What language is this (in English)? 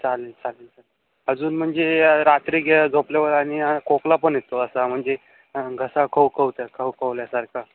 Marathi